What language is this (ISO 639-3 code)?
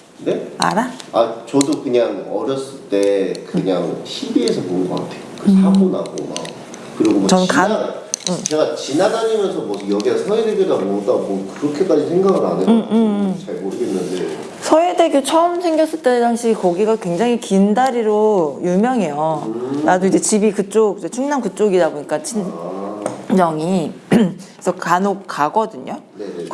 kor